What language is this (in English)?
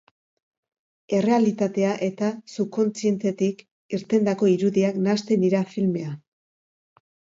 Basque